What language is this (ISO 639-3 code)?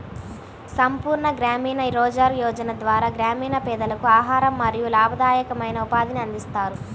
tel